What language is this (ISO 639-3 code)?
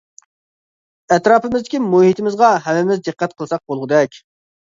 uig